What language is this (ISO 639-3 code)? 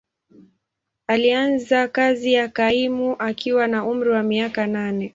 swa